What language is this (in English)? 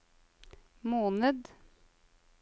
Norwegian